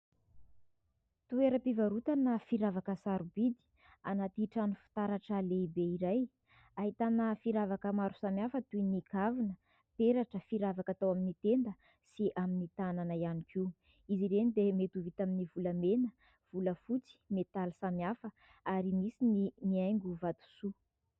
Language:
Malagasy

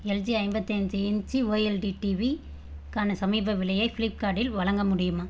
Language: Tamil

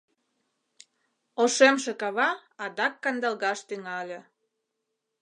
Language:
Mari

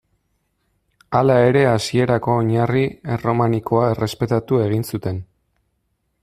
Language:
Basque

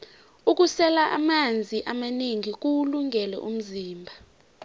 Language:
South Ndebele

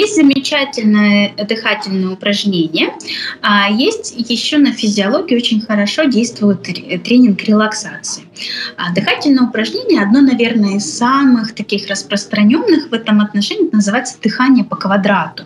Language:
Russian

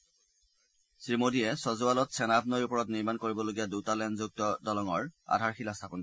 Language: Assamese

